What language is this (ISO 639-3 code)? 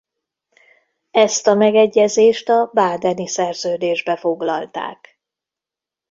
hun